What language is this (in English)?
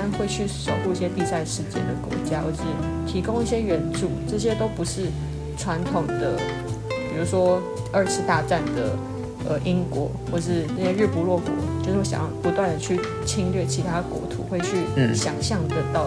Chinese